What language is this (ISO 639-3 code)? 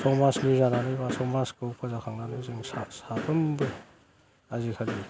brx